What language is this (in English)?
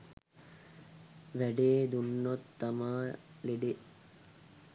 Sinhala